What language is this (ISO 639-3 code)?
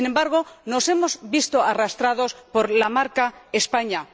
spa